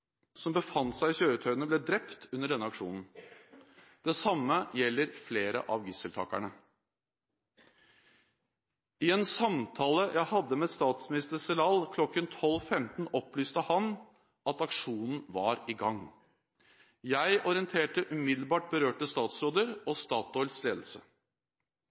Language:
Norwegian Bokmål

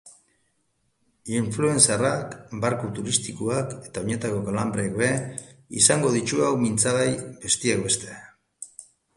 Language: Basque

